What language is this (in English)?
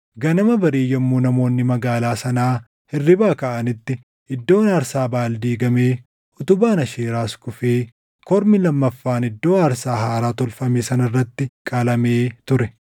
Oromo